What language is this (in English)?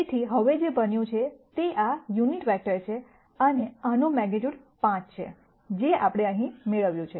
Gujarati